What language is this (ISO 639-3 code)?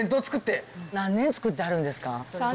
jpn